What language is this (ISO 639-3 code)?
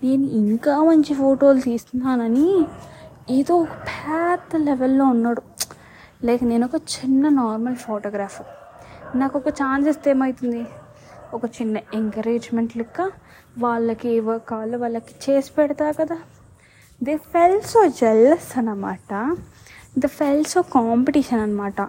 tel